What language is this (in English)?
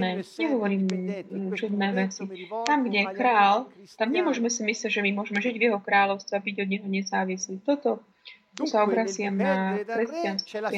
Slovak